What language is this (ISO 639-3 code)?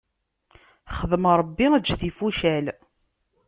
kab